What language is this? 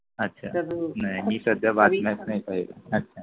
Marathi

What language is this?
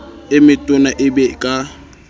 Southern Sotho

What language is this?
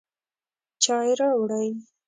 Pashto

